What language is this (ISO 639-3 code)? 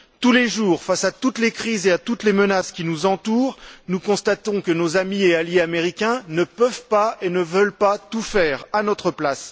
fra